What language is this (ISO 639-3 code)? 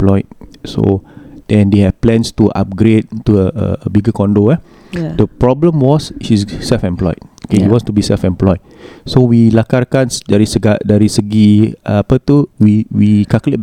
msa